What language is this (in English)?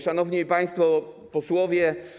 Polish